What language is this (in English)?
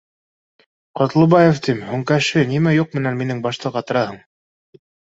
Bashkir